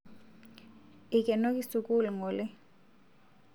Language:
Masai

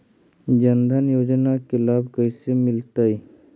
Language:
Magahi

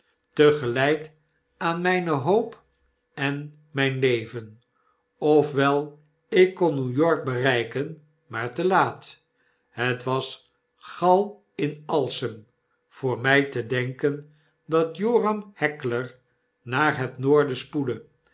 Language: Dutch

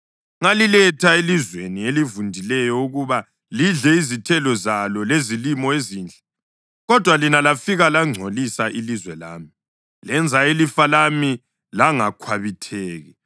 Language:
North Ndebele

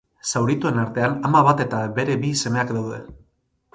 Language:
Basque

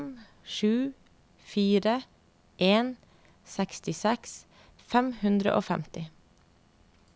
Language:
Norwegian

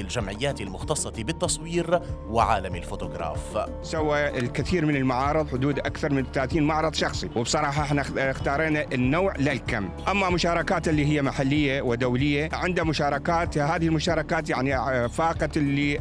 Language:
Arabic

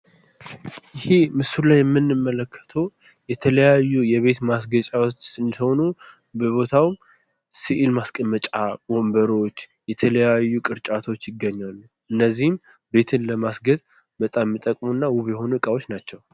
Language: Amharic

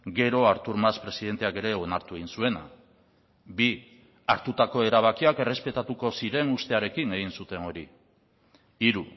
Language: Basque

